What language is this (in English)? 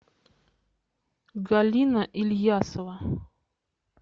Russian